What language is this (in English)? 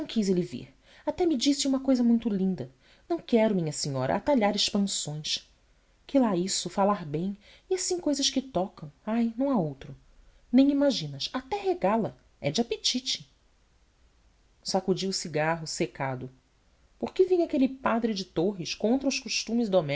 Portuguese